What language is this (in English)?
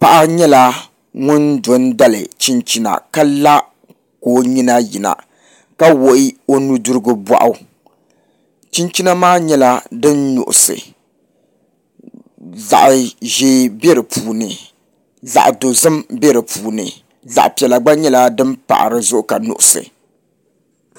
Dagbani